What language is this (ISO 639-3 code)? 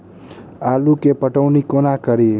mai